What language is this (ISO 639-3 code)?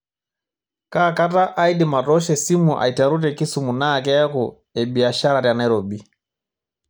mas